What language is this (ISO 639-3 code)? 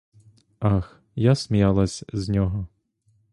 ukr